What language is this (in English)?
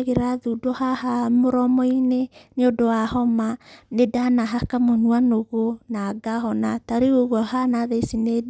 Kikuyu